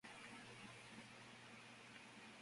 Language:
Spanish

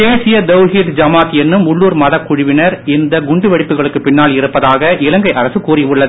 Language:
Tamil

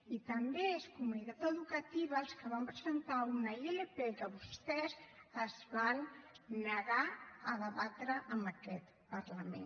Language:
Catalan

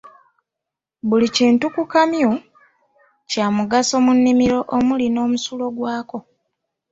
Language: Ganda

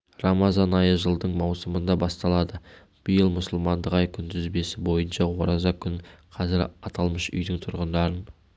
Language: Kazakh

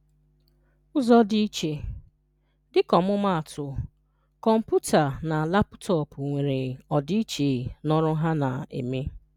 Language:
Igbo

